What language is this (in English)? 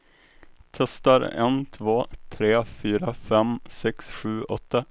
Swedish